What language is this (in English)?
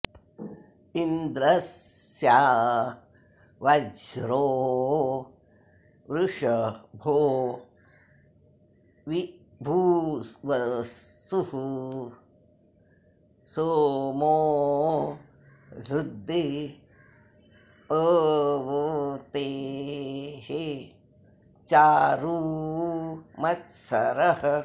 Sanskrit